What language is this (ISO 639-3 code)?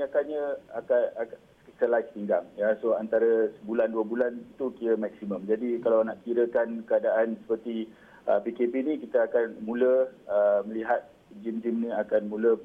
msa